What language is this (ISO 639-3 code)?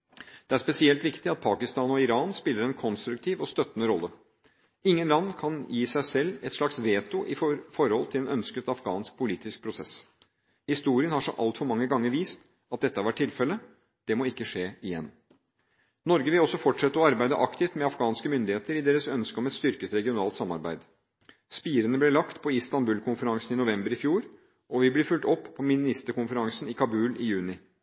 nob